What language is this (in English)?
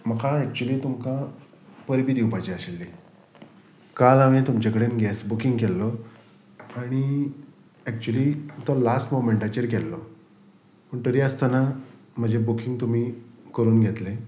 Konkani